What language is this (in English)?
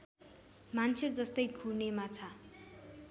Nepali